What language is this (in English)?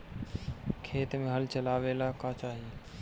Bhojpuri